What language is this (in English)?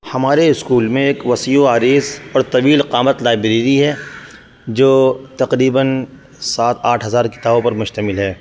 Urdu